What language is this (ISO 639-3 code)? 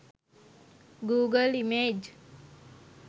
sin